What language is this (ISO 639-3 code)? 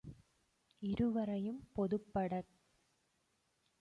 tam